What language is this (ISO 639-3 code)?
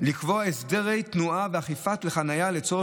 heb